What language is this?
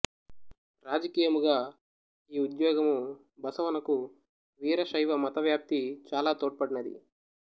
Telugu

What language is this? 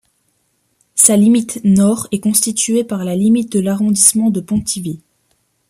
French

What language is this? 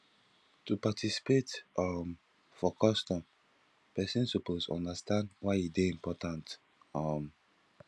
Nigerian Pidgin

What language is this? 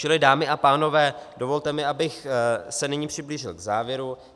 Czech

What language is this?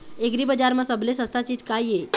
Chhattisgarhi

